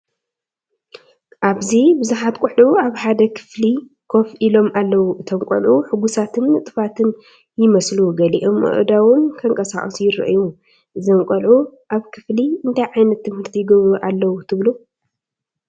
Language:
Tigrinya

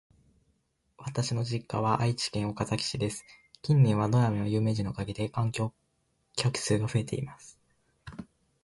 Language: Japanese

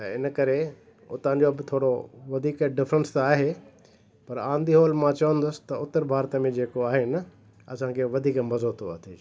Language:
Sindhi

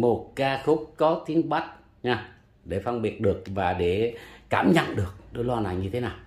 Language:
Vietnamese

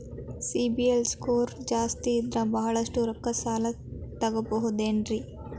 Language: Kannada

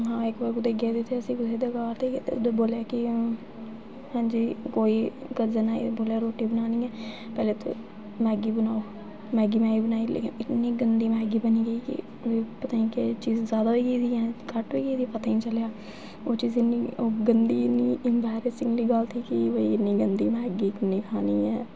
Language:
Dogri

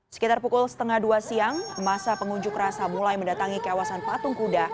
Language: Indonesian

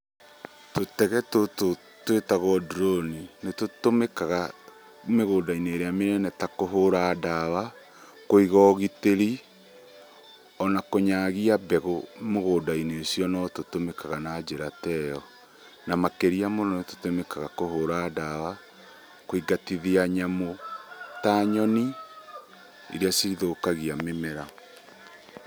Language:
Kikuyu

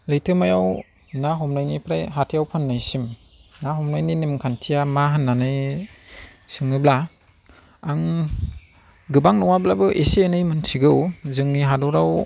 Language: Bodo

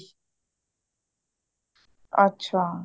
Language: Punjabi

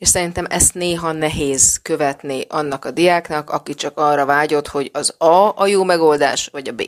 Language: Hungarian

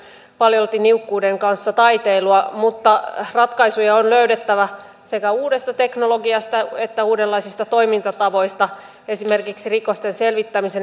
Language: Finnish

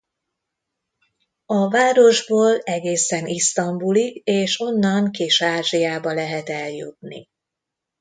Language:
Hungarian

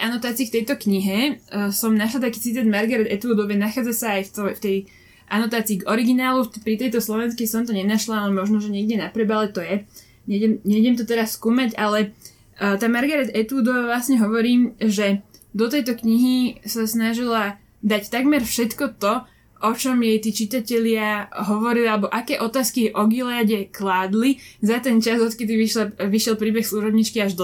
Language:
Slovak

